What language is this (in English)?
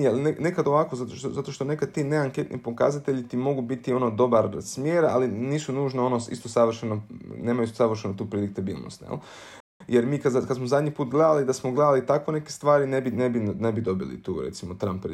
Croatian